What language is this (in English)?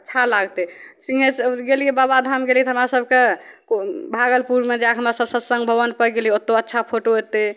Maithili